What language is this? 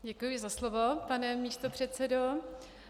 Czech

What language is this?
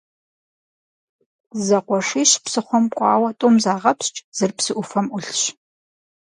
Kabardian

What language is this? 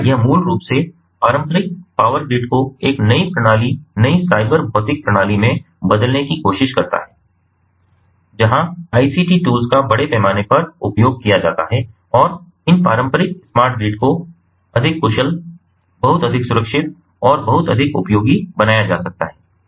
Hindi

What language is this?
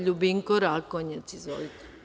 Serbian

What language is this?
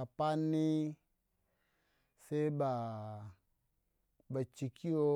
Waja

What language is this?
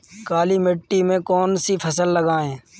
Hindi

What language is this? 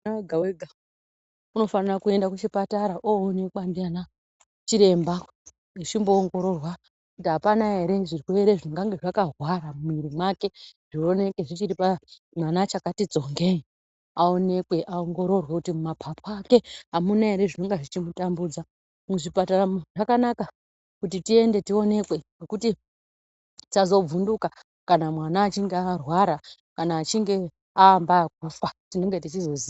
Ndau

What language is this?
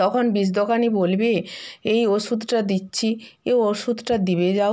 Bangla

